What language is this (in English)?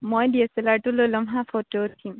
Assamese